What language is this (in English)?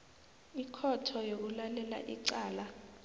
South Ndebele